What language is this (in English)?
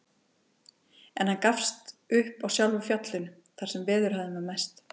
Icelandic